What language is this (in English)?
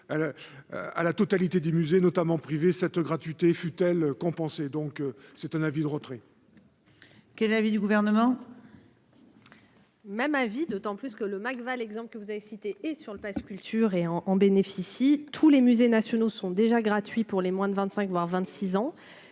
French